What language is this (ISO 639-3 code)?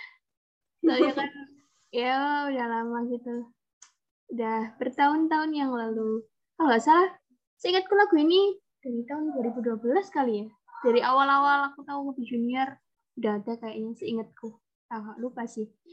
ind